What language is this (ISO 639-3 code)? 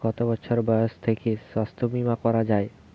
ben